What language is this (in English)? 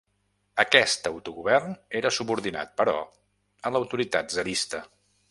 Catalan